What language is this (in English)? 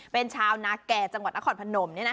Thai